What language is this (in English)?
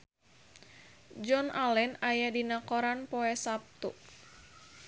Sundanese